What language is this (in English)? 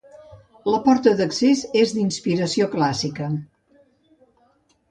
Catalan